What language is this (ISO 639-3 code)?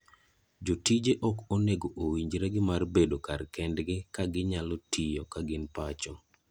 luo